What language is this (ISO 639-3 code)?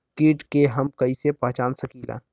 bho